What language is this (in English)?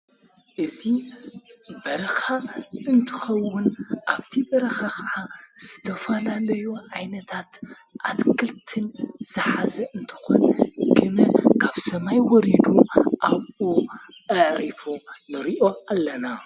Tigrinya